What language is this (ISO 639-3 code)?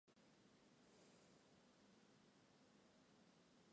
zho